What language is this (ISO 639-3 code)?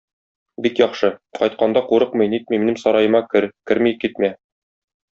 tat